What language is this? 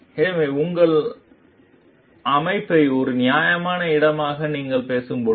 Tamil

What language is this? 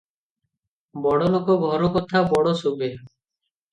Odia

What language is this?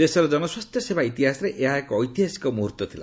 Odia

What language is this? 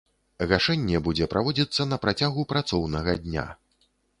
Belarusian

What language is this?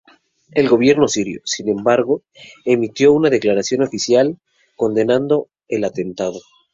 Spanish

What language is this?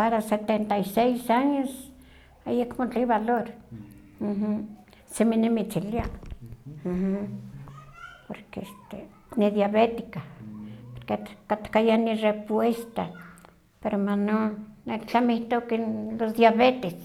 Huaxcaleca Nahuatl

